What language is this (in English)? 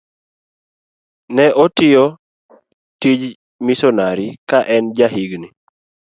Luo (Kenya and Tanzania)